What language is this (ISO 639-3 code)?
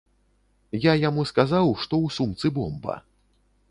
bel